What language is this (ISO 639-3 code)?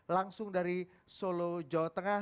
ind